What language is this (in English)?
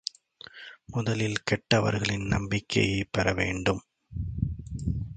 Tamil